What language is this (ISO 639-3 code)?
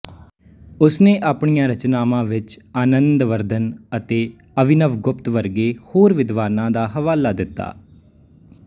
pan